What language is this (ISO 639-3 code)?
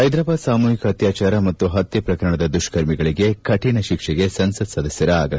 kan